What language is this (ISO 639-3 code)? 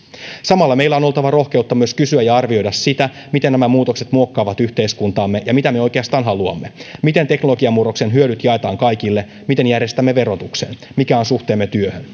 fin